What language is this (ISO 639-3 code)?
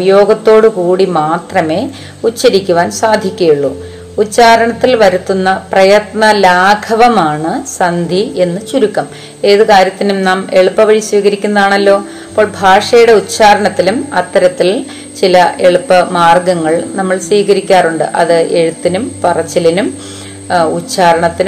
mal